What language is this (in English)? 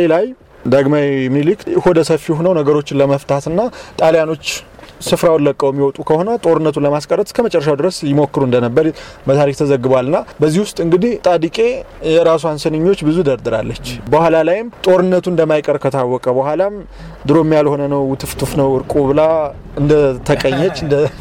Amharic